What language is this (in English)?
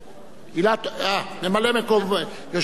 Hebrew